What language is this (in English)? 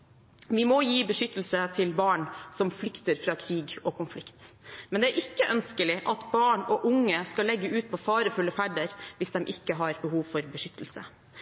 Norwegian Bokmål